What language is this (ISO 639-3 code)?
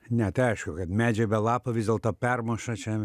lit